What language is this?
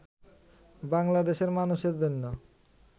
Bangla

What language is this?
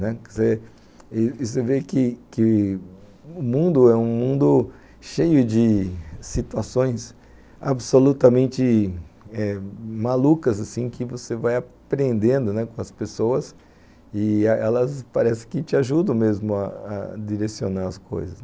Portuguese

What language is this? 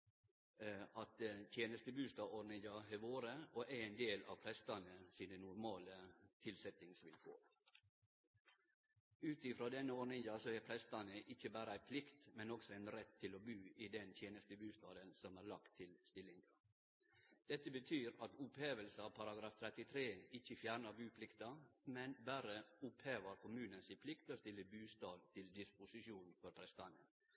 Norwegian Nynorsk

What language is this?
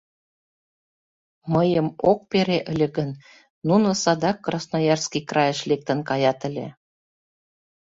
Mari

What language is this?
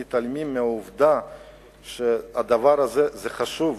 Hebrew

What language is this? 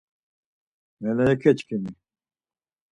Laz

